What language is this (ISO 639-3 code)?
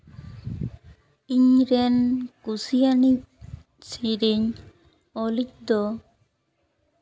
sat